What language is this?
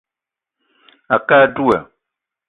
Eton (Cameroon)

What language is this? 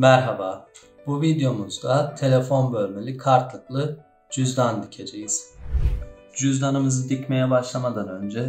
Turkish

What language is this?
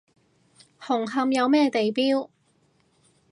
Cantonese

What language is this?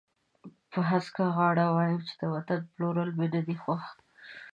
Pashto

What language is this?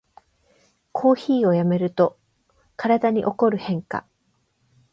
Japanese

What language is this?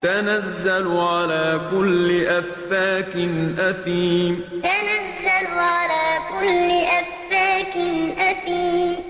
Arabic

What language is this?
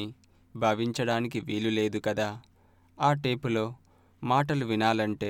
Hindi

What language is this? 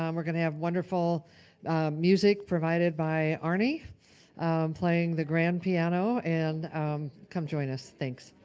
English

